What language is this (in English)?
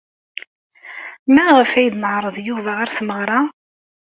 Kabyle